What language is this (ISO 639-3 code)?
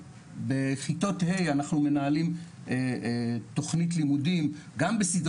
heb